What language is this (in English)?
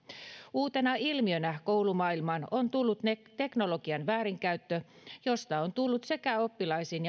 Finnish